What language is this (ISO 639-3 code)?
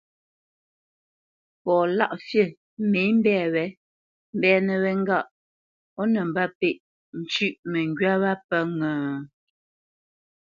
bce